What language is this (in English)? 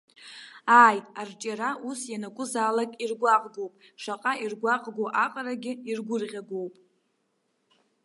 Abkhazian